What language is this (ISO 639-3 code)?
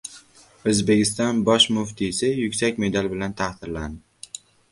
uzb